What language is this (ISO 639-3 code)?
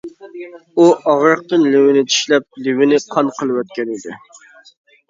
uig